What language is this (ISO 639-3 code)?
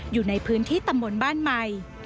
tha